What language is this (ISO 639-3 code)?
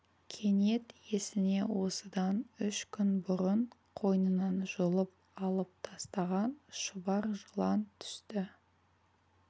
kaz